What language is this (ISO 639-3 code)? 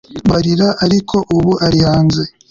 kin